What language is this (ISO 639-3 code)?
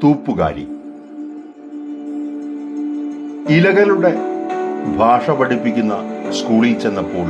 mal